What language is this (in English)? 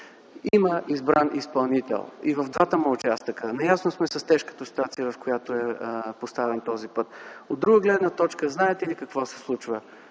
Bulgarian